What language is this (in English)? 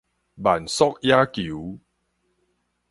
Min Nan Chinese